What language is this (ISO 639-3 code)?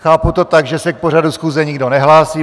ces